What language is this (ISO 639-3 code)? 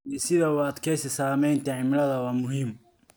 som